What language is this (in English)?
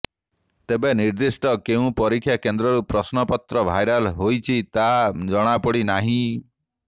Odia